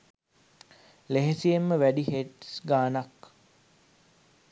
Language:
Sinhala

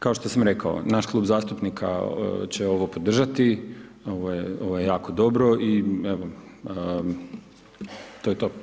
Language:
Croatian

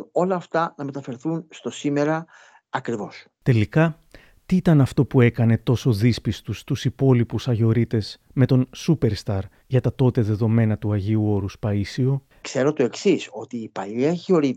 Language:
Greek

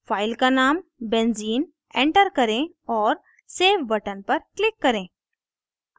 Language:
Hindi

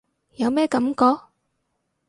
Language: Cantonese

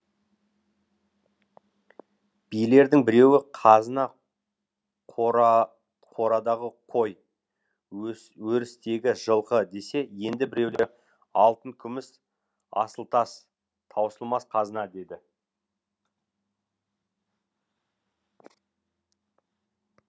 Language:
Kazakh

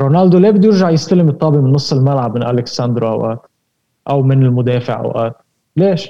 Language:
Arabic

